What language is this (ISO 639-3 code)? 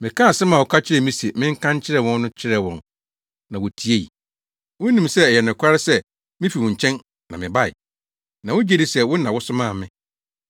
aka